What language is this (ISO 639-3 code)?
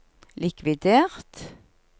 nor